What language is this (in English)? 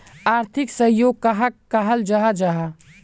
Magahi